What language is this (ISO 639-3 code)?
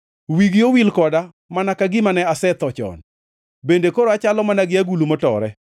luo